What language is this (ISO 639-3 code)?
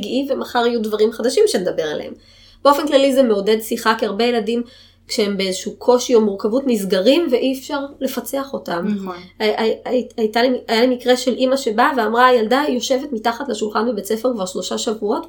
heb